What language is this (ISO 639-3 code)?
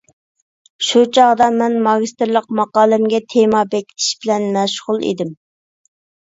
uig